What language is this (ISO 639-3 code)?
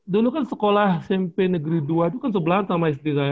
ind